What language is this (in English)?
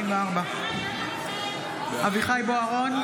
Hebrew